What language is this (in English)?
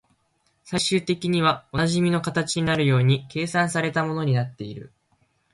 Japanese